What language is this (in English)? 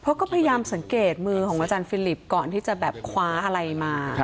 Thai